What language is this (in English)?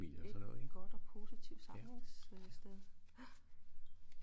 Danish